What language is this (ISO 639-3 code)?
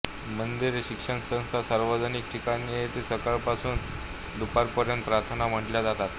mar